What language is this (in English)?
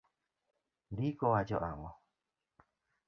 Luo (Kenya and Tanzania)